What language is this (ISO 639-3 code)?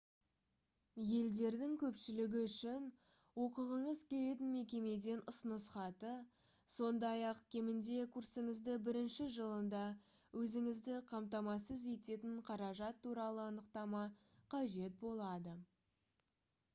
kaz